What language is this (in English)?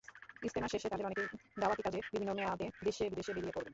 Bangla